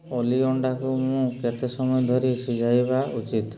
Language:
Odia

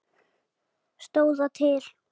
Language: Icelandic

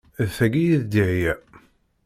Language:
Kabyle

